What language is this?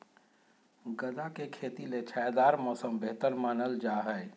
Magahi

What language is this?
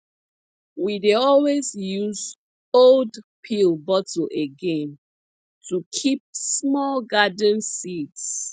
Nigerian Pidgin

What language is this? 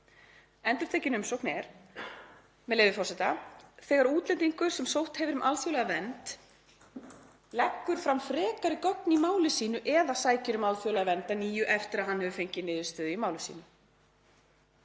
Icelandic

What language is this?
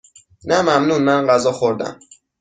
Persian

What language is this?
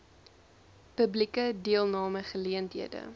Afrikaans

